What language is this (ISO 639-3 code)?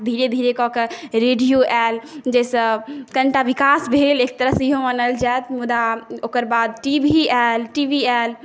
mai